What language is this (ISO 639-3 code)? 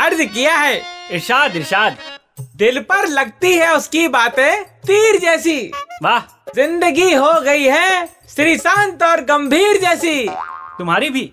hin